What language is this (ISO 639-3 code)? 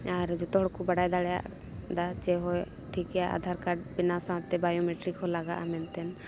sat